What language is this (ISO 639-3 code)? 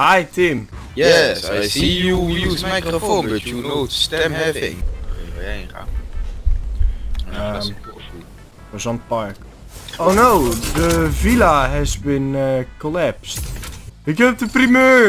nld